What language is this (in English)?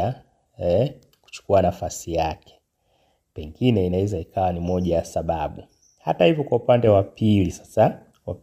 Swahili